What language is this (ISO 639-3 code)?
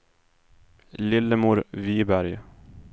swe